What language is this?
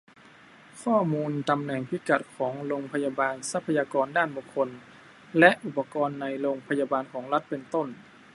Thai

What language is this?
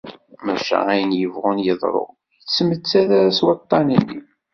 Kabyle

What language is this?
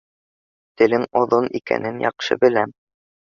Bashkir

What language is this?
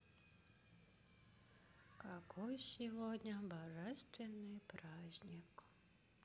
Russian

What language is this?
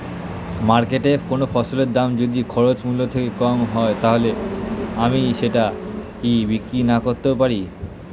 Bangla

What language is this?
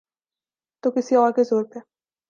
Urdu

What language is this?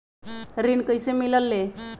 Magahi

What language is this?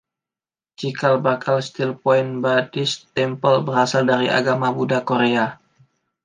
Indonesian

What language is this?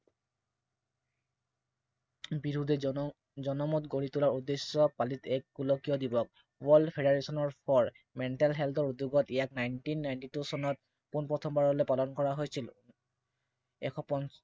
Assamese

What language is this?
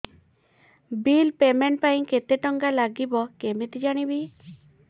Odia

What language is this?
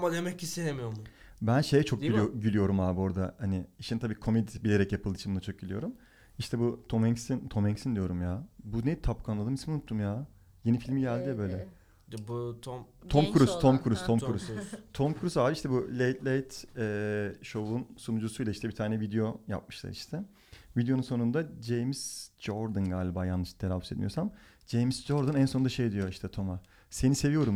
Turkish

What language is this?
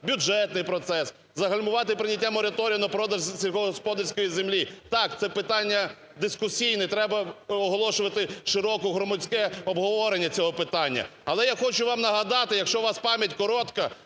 Ukrainian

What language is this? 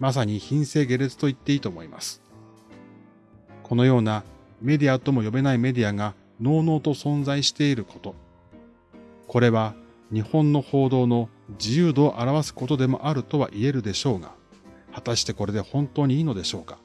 Japanese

